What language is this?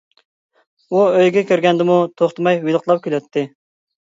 Uyghur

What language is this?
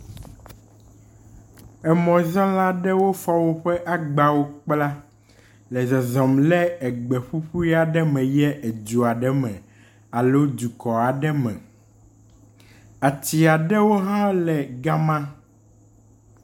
Ewe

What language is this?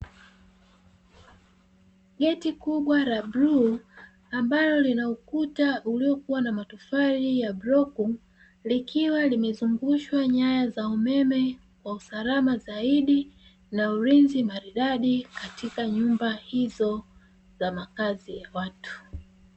Swahili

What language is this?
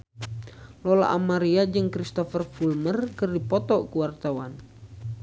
Sundanese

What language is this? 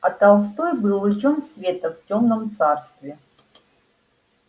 Russian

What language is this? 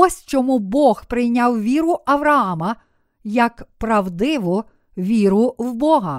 Ukrainian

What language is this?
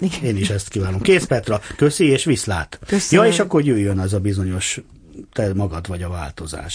Hungarian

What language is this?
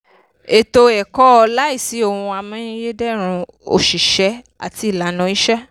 Yoruba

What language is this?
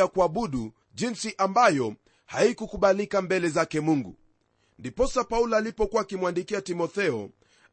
Swahili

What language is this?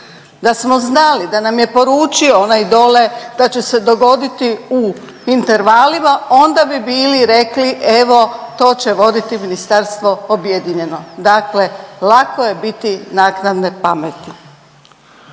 Croatian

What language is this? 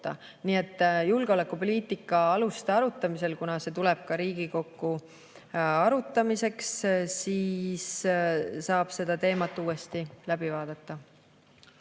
Estonian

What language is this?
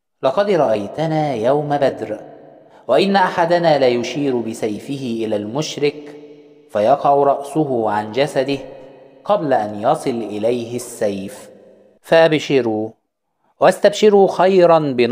Arabic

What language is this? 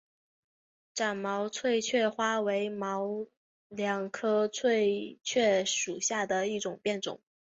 Chinese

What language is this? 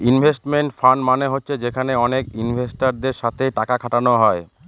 Bangla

